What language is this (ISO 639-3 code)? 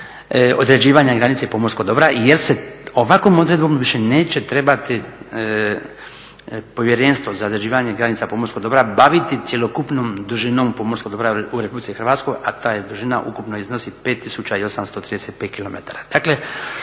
hrv